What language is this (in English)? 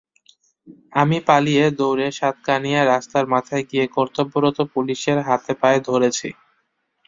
Bangla